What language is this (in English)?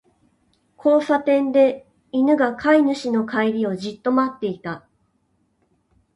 Japanese